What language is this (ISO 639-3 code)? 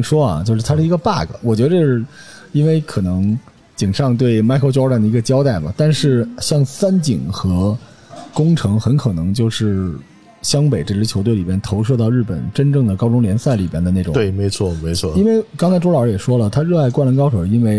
zho